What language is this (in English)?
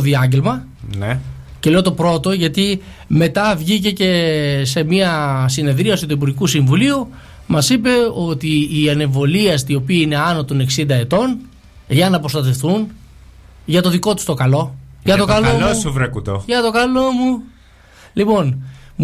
Greek